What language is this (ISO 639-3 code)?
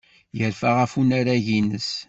kab